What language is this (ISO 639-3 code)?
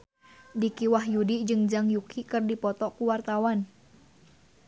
sun